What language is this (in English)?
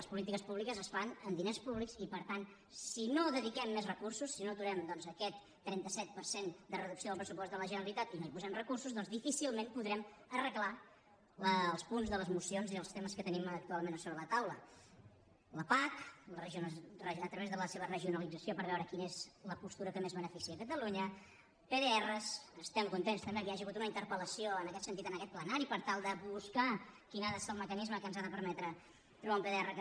Catalan